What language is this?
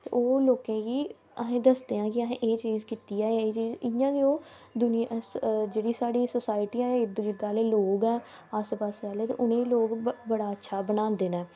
Dogri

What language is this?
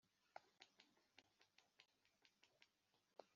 Kinyarwanda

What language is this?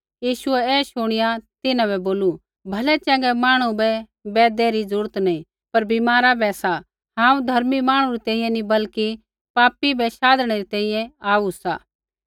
Kullu Pahari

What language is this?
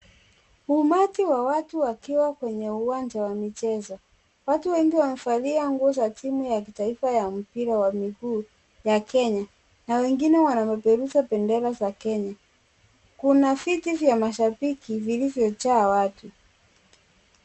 Swahili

